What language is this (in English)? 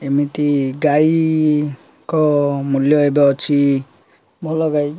Odia